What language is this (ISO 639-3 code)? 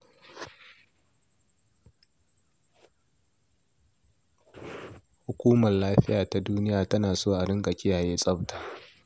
hau